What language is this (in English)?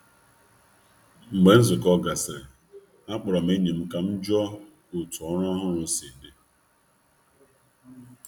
Igbo